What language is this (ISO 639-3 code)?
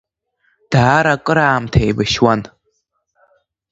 abk